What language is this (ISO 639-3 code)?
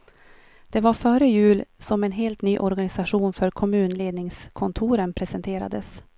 swe